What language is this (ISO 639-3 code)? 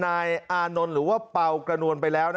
tha